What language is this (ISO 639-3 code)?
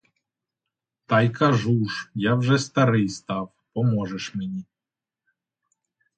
ukr